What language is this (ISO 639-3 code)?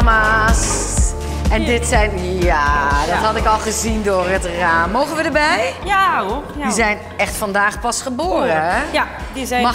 nld